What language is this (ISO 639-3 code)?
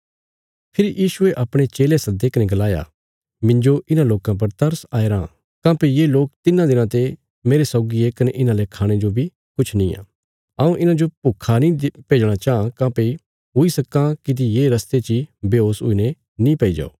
kfs